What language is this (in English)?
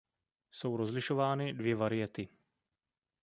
Czech